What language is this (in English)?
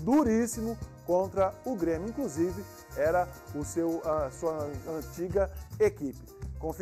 Portuguese